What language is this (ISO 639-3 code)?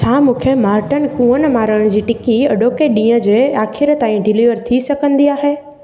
snd